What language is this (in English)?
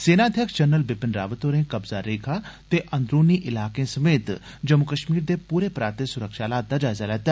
Dogri